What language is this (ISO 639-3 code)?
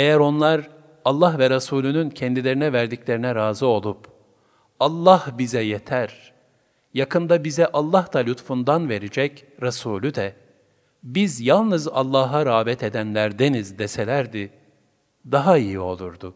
tur